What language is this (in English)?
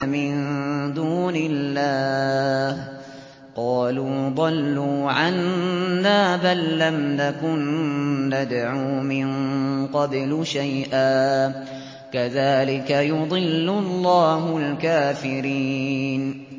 Arabic